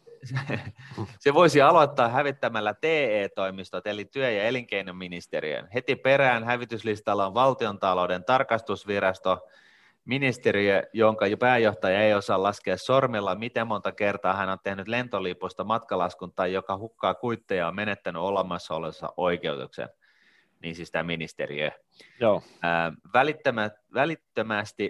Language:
Finnish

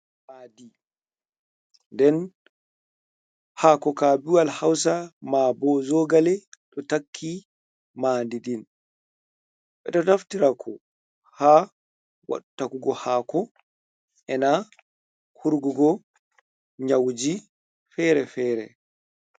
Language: Fula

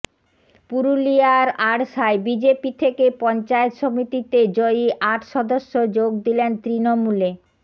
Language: Bangla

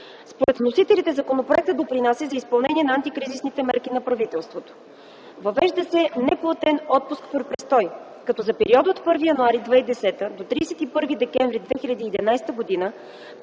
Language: Bulgarian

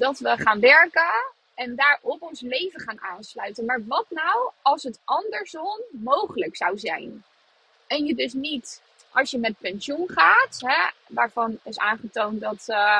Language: Dutch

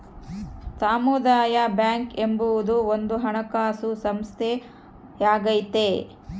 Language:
Kannada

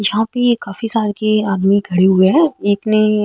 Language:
Marwari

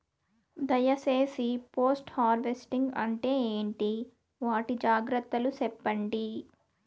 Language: Telugu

